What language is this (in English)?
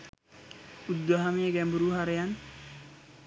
Sinhala